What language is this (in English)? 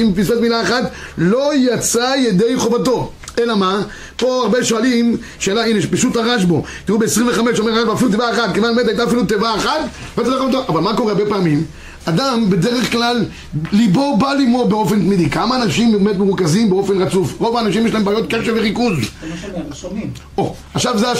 Hebrew